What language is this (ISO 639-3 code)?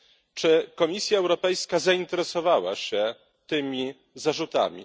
pol